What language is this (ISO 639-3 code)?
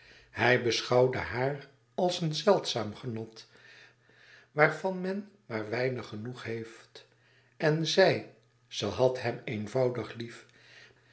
nld